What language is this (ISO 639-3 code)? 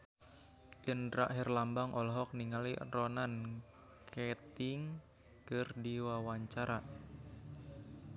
sun